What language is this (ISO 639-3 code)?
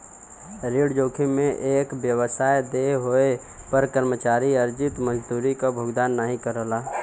bho